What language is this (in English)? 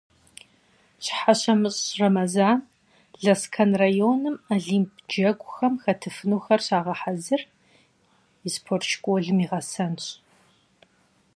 Kabardian